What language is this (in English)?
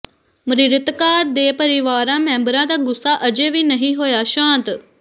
Punjabi